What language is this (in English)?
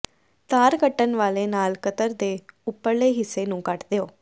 Punjabi